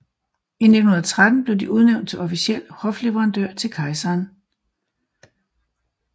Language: Danish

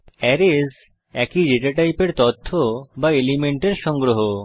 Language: Bangla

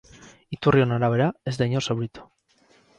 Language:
Basque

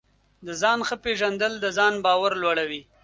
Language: Pashto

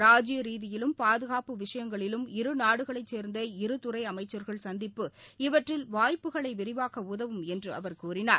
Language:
Tamil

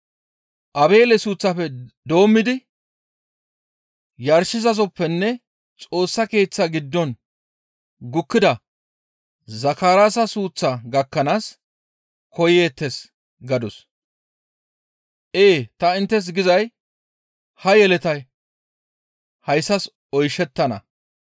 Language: Gamo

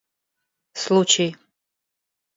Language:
Russian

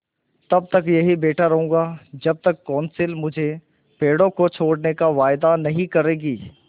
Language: Hindi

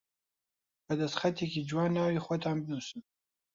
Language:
Central Kurdish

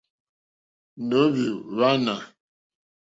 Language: Mokpwe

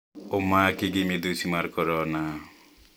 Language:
Luo (Kenya and Tanzania)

